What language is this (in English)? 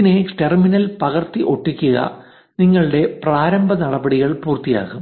Malayalam